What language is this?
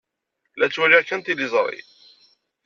Kabyle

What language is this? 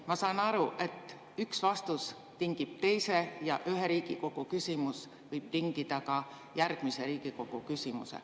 Estonian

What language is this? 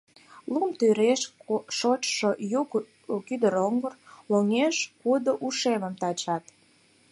Mari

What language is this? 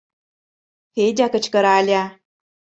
Mari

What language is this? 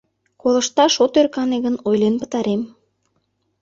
Mari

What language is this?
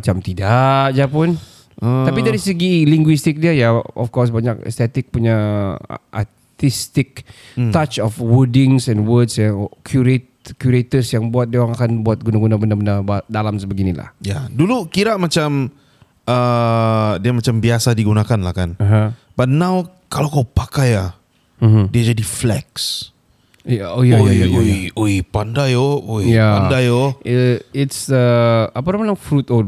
Malay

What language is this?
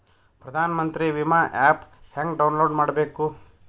Kannada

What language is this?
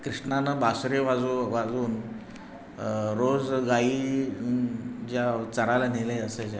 Marathi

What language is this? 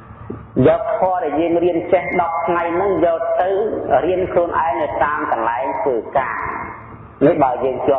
Vietnamese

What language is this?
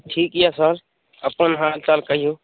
Maithili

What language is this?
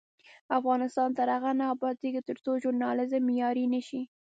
Pashto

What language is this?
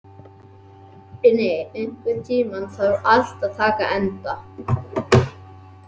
Icelandic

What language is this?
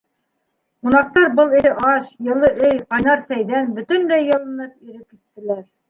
Bashkir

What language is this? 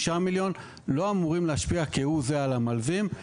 Hebrew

